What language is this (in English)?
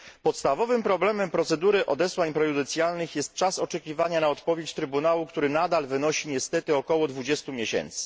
Polish